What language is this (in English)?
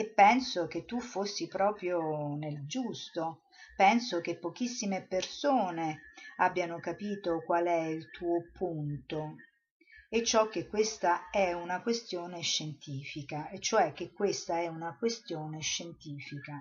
Italian